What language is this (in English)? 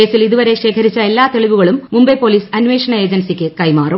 Malayalam